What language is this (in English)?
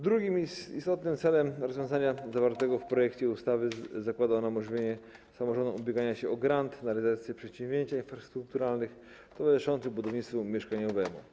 Polish